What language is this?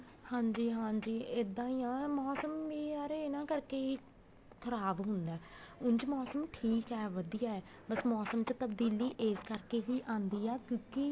Punjabi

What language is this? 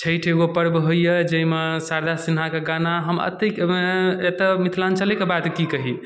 Maithili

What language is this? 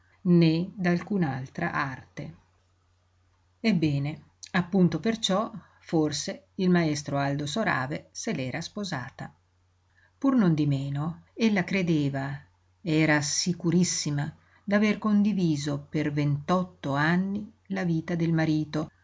Italian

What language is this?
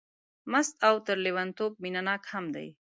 Pashto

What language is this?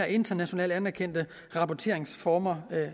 Danish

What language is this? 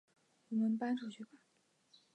Chinese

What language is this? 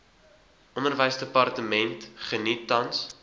Afrikaans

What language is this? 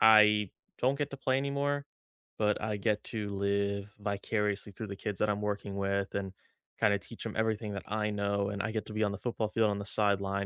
English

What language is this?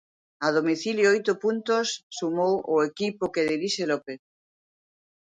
Galician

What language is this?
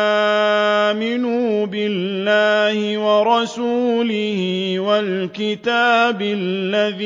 Arabic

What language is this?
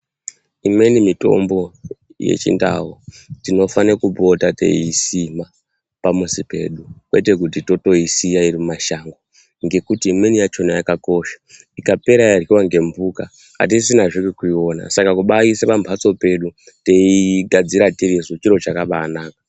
Ndau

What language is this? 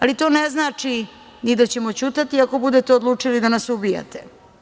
Serbian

